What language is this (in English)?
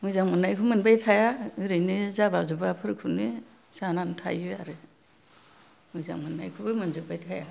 Bodo